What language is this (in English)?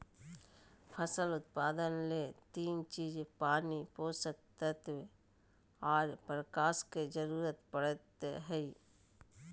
Magahi